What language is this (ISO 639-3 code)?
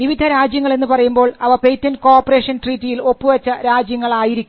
mal